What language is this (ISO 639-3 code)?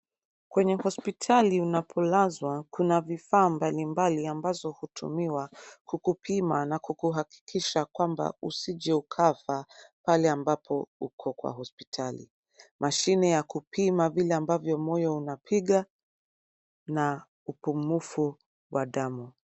swa